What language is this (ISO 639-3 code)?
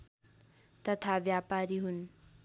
nep